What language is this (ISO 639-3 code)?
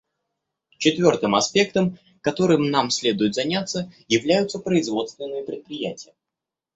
rus